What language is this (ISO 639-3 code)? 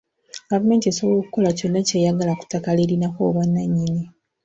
lug